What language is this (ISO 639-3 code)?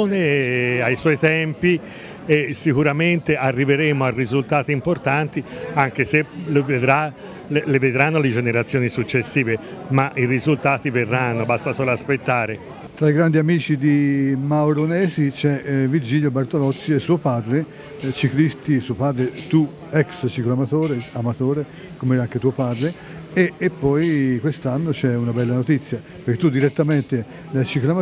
ita